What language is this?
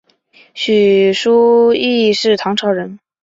Chinese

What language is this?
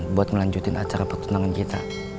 Indonesian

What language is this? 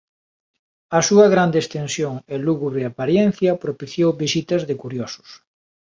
Galician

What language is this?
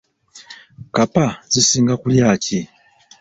Ganda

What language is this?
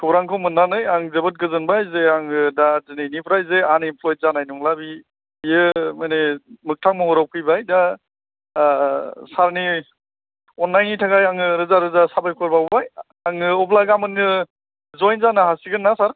Bodo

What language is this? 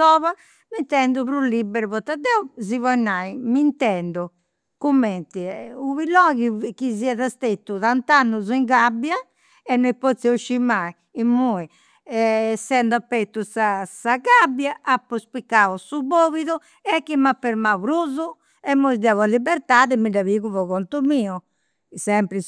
Campidanese Sardinian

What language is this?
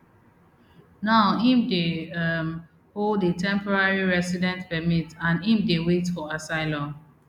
Nigerian Pidgin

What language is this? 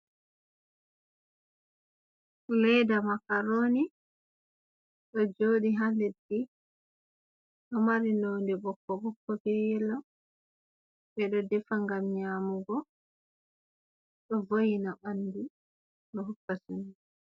Fula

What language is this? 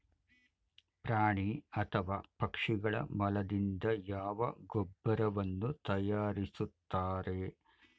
Kannada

